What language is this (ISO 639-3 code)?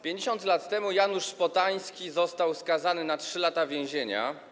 pol